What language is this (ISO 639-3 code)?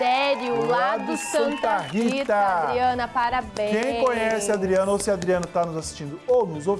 por